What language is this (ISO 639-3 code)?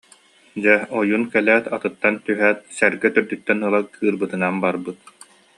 sah